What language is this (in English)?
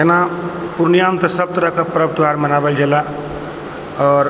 Maithili